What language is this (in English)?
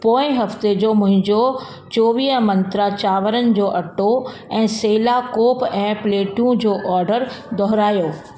Sindhi